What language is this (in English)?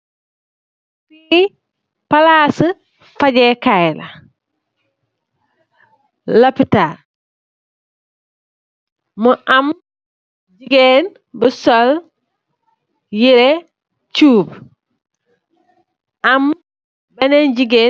Wolof